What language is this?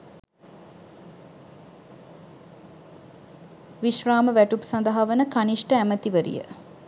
Sinhala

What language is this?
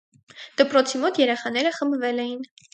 Armenian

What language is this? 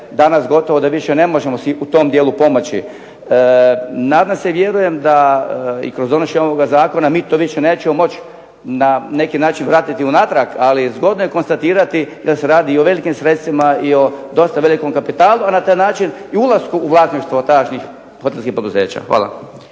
Croatian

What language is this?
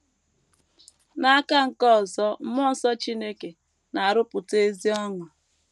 Igbo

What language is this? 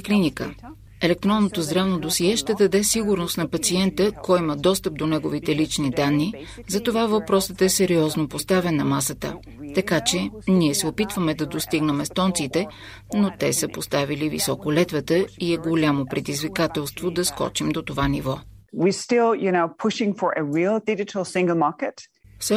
Bulgarian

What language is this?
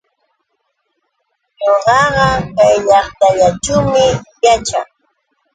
Yauyos Quechua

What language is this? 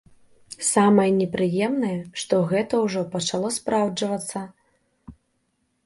Belarusian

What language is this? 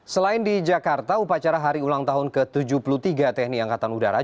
Indonesian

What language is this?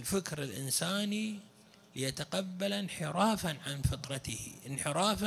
Arabic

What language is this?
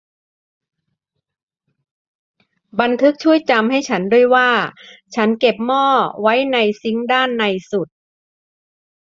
Thai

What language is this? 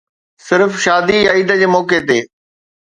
Sindhi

